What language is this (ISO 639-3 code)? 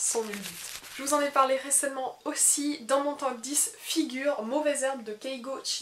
fra